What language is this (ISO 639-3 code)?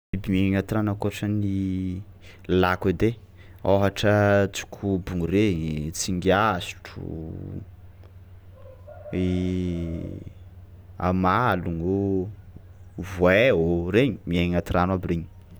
xmw